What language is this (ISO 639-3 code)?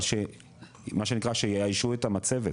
heb